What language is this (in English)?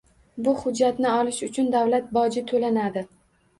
Uzbek